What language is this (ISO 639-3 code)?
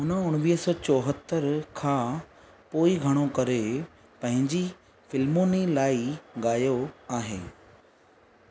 snd